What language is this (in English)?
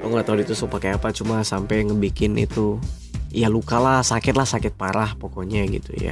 Indonesian